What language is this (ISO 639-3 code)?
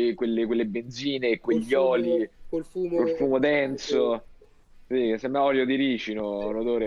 ita